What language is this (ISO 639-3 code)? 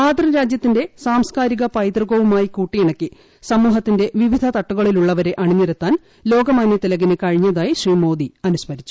mal